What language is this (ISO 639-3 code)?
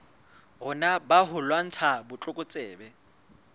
sot